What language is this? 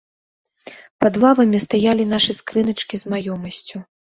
Belarusian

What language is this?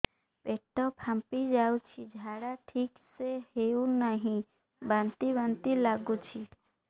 Odia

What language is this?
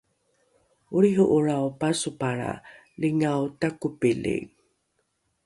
Rukai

